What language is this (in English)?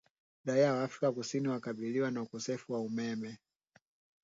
Swahili